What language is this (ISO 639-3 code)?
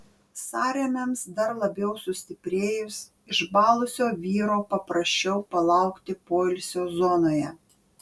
lit